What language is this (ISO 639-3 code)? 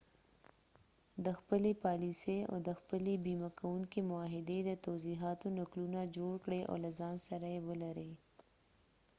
pus